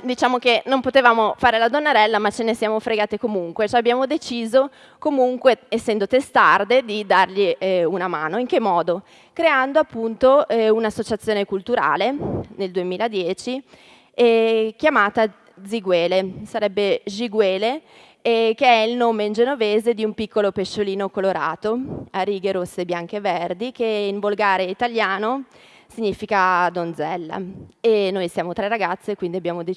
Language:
Italian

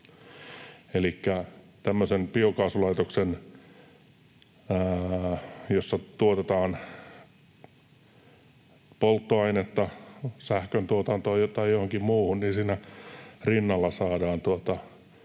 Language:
Finnish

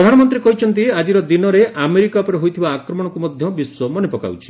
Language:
Odia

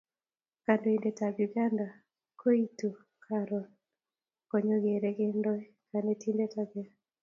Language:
Kalenjin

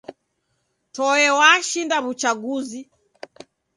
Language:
Taita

